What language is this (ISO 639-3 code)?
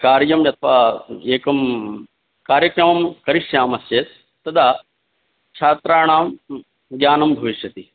san